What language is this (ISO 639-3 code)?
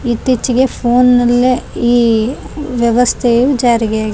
kan